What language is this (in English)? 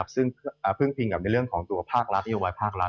Thai